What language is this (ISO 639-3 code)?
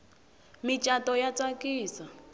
tso